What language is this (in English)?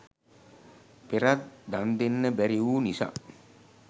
Sinhala